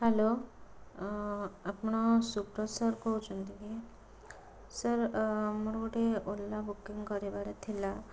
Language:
Odia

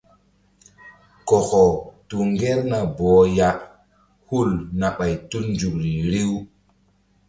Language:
Mbum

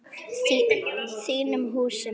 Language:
Icelandic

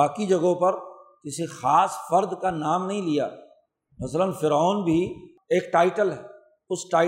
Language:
Urdu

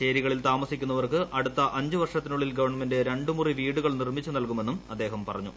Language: Malayalam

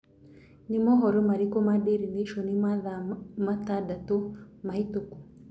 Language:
Kikuyu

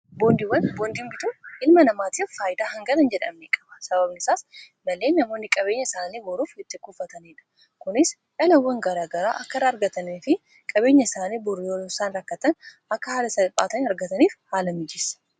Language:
Oromo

